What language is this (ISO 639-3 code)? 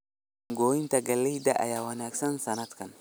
som